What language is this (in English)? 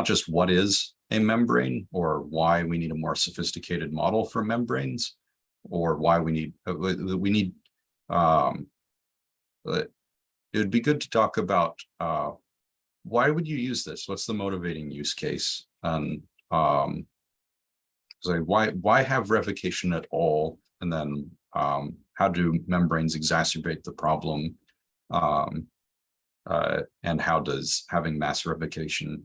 English